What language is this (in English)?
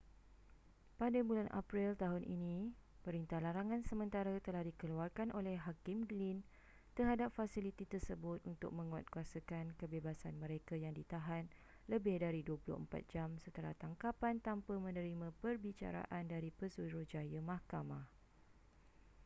Malay